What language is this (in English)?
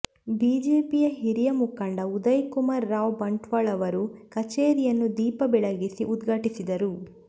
Kannada